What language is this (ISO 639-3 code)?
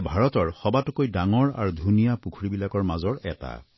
asm